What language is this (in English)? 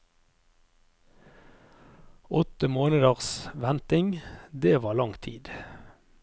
Norwegian